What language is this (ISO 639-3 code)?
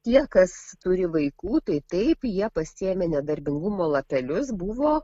lit